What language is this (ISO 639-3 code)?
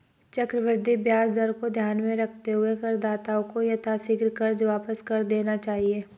hin